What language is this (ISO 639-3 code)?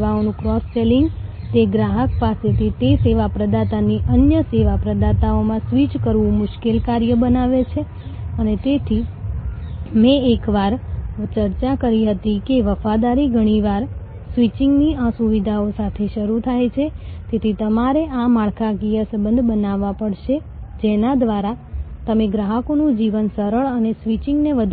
guj